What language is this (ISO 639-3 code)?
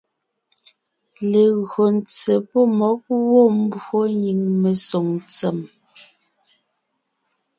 nnh